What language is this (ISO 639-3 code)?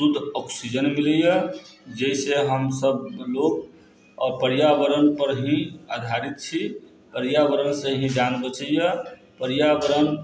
mai